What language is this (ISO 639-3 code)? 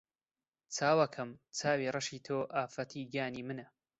ckb